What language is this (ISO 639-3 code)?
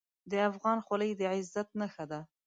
pus